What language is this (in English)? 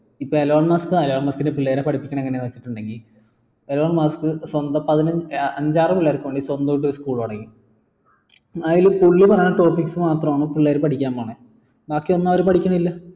Malayalam